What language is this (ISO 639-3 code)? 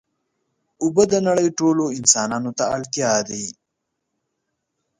pus